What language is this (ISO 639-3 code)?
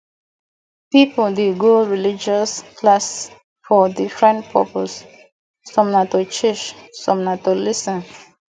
pcm